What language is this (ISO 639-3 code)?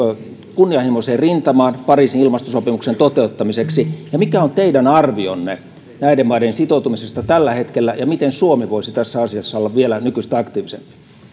fin